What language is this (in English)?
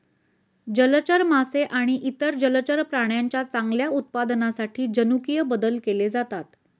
Marathi